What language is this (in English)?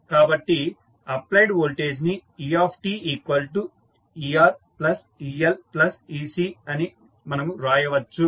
Telugu